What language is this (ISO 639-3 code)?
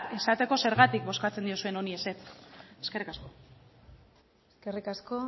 eus